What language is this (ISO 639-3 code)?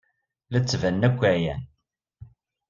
kab